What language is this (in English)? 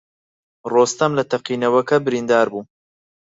Central Kurdish